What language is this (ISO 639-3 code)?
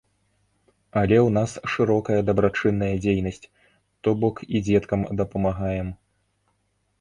bel